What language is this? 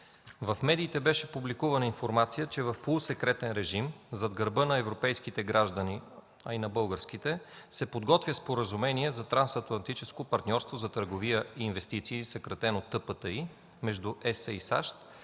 Bulgarian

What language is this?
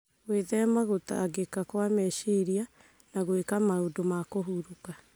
Kikuyu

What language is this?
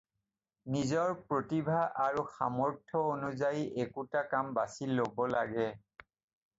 Assamese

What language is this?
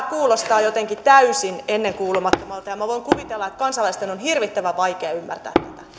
Finnish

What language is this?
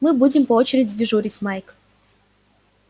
Russian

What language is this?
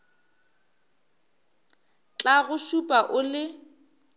Northern Sotho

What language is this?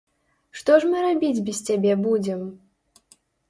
Belarusian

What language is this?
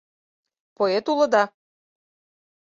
Mari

